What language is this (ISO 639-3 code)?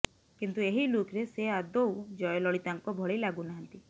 ori